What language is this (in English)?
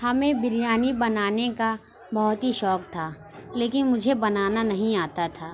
Urdu